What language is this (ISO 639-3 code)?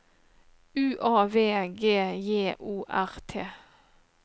nor